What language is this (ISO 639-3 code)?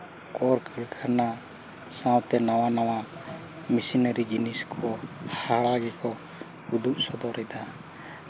sat